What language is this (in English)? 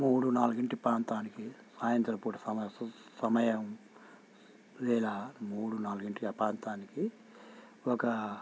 Telugu